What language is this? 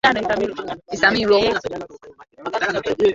Swahili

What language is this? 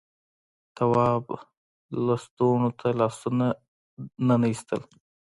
Pashto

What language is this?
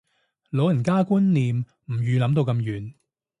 Cantonese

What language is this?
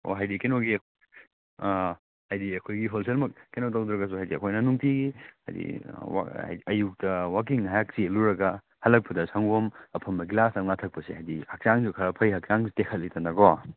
Manipuri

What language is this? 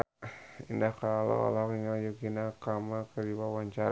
Sundanese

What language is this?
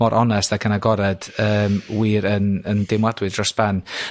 Welsh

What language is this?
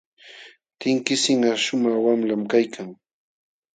Jauja Wanca Quechua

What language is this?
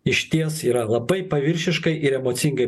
Lithuanian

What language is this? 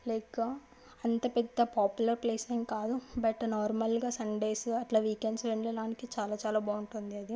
Telugu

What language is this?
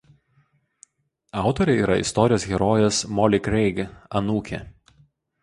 Lithuanian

